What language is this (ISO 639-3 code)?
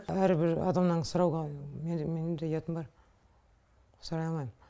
kaz